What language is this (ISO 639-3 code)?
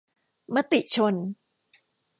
tha